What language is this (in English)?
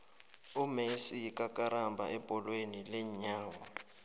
South Ndebele